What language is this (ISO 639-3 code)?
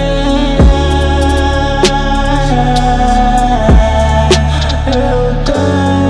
por